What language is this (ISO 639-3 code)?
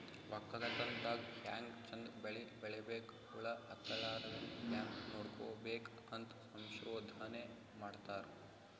kan